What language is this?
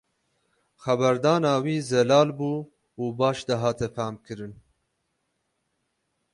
Kurdish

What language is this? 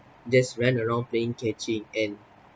English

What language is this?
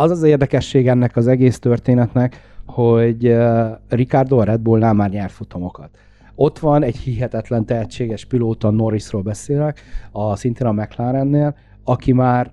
Hungarian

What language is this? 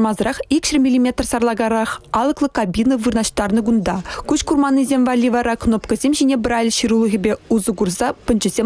Ukrainian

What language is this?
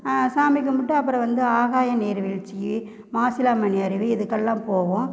Tamil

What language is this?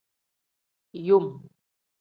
Tem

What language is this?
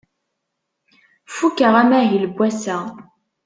Kabyle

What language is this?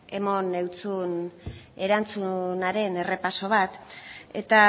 Basque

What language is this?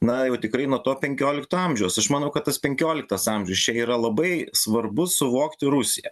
Lithuanian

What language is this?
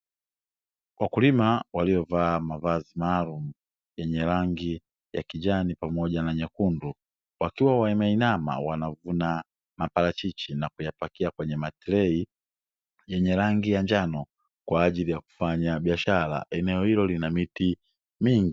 Swahili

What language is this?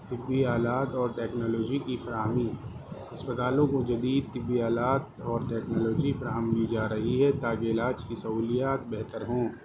Urdu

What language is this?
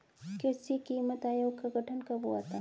Hindi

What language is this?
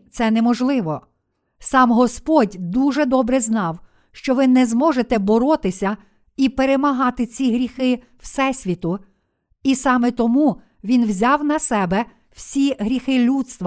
Ukrainian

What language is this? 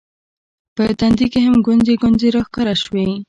Pashto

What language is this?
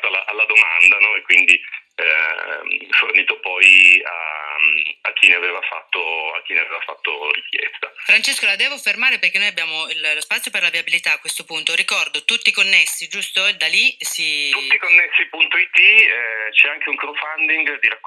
Italian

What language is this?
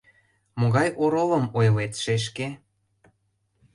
Mari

